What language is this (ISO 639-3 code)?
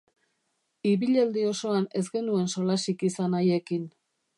eus